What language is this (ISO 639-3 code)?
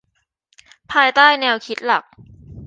tha